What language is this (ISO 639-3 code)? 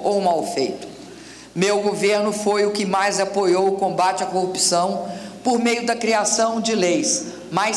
por